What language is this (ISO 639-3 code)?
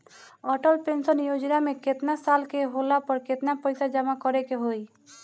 bho